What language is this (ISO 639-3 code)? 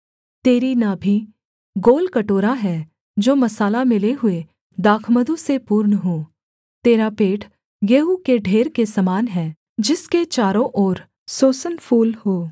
hin